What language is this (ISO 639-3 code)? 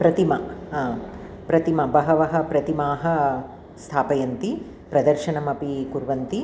san